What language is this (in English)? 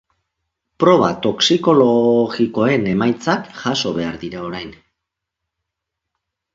Basque